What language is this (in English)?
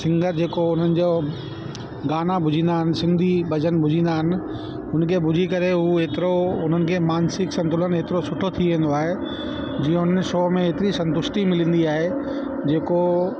Sindhi